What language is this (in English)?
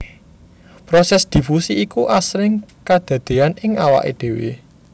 Javanese